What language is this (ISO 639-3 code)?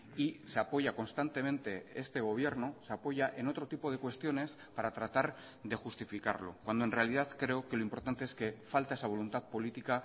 spa